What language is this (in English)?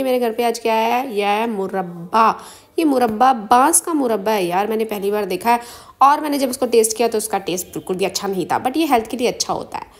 Hindi